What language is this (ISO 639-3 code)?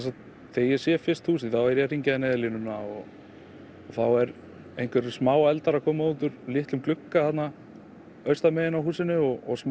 isl